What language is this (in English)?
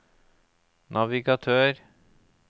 Norwegian